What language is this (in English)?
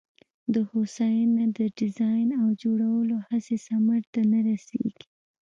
Pashto